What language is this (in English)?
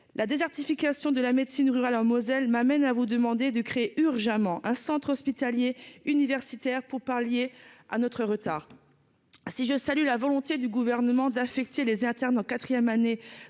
French